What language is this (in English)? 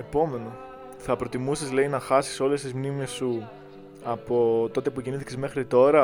Greek